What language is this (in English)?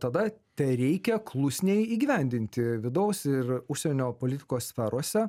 Lithuanian